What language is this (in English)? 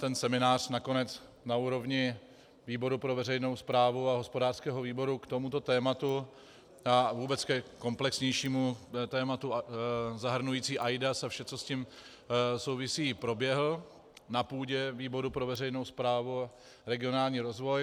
Czech